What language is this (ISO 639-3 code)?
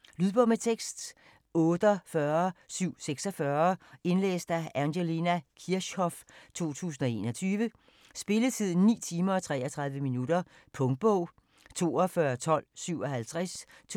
dan